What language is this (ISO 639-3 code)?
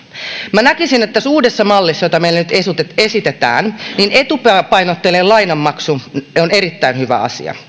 fin